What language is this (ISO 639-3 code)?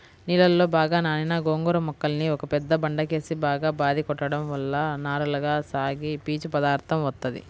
tel